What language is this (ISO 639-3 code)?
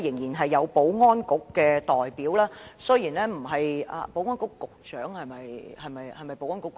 yue